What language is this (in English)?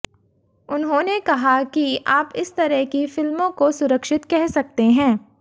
Hindi